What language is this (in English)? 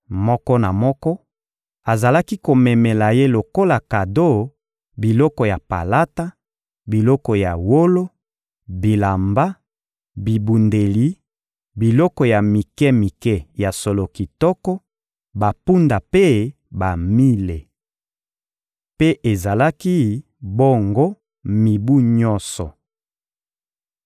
Lingala